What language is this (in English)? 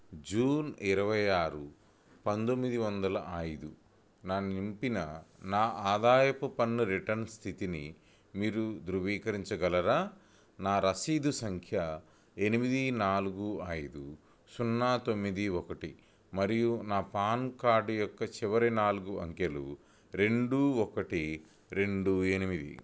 Telugu